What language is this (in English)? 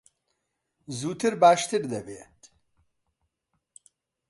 Central Kurdish